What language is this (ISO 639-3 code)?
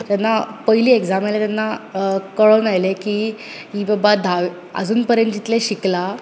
kok